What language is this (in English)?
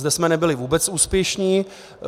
Czech